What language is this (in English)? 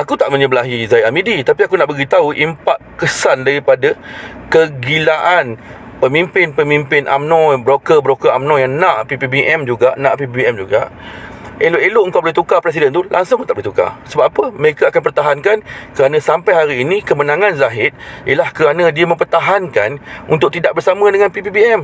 Malay